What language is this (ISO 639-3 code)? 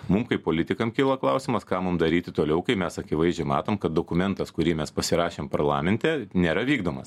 lit